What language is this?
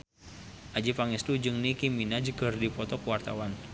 Sundanese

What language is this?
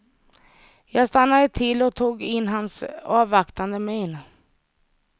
Swedish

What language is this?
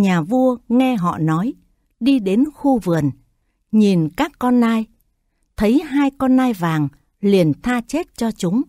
Vietnamese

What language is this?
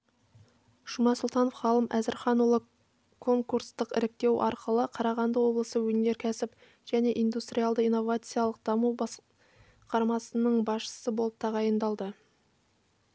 Kazakh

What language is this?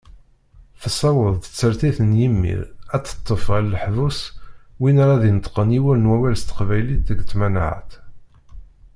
Kabyle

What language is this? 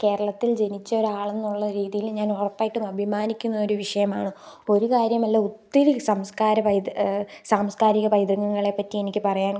Malayalam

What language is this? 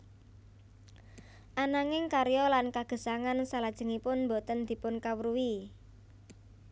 Javanese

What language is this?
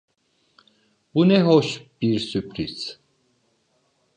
Turkish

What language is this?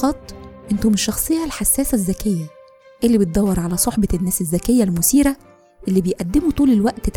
Arabic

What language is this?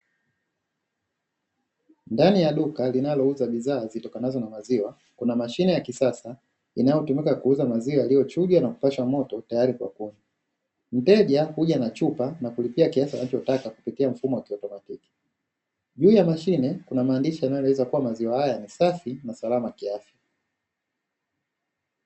Swahili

